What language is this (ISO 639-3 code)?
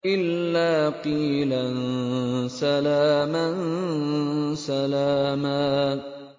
ara